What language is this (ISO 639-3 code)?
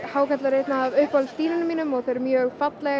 isl